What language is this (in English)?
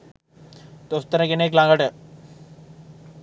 Sinhala